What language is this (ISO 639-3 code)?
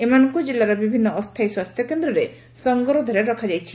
ori